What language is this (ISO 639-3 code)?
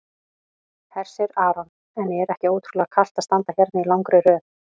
isl